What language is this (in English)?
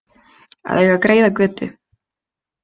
Icelandic